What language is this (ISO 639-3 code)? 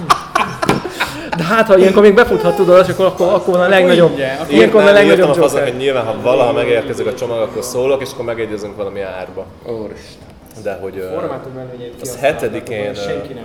hun